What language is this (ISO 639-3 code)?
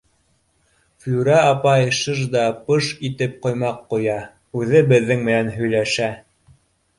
bak